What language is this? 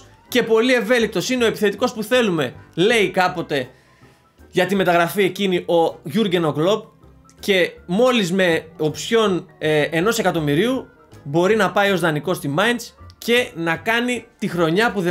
Greek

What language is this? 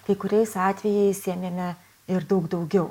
Lithuanian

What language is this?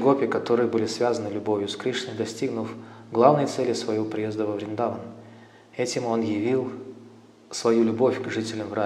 Russian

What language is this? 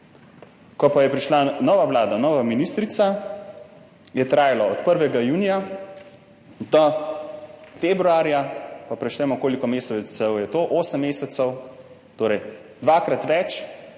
Slovenian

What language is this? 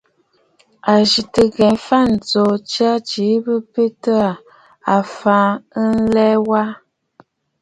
Bafut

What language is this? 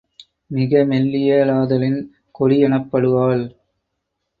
Tamil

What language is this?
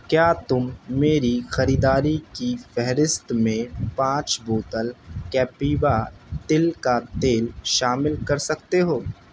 Urdu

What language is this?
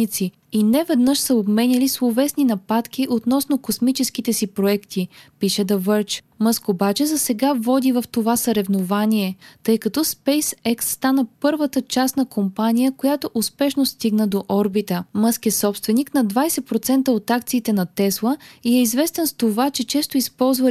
Bulgarian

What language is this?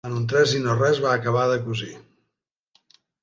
Catalan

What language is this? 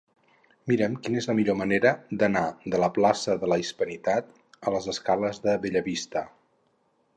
Catalan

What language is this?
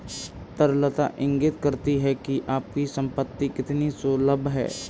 Hindi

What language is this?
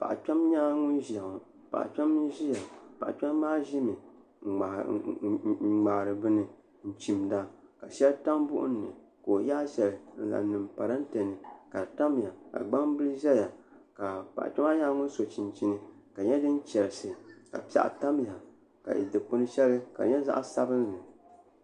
Dagbani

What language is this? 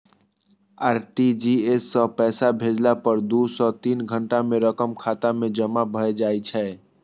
Maithili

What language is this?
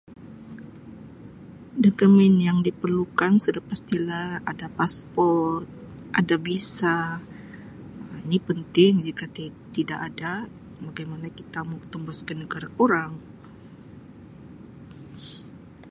Sabah Malay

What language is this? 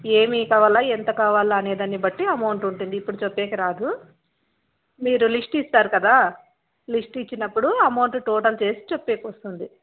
Telugu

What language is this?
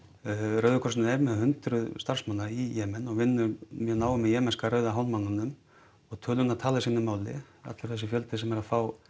Icelandic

